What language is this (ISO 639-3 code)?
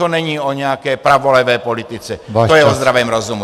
ces